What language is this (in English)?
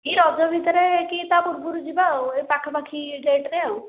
Odia